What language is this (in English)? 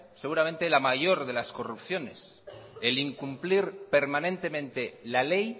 Spanish